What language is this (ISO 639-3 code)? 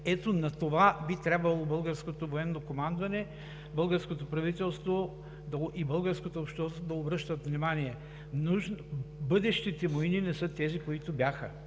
bul